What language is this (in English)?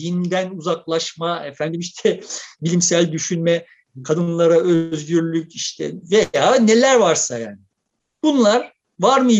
Turkish